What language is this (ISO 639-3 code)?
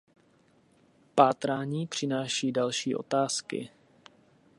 ces